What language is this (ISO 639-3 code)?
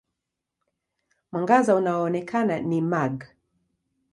swa